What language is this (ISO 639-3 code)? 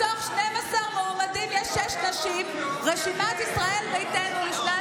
heb